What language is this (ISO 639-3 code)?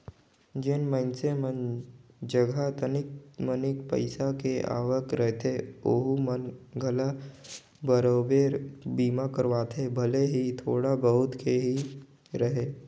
hne